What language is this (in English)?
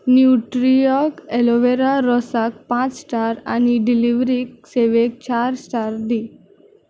Konkani